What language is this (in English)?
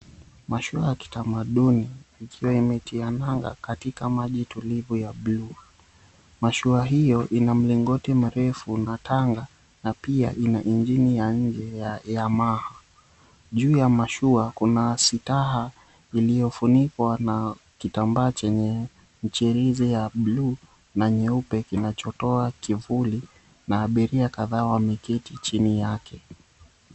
Swahili